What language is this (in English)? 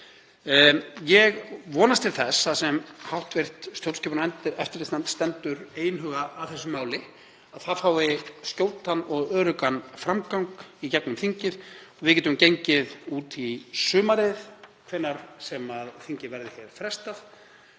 Icelandic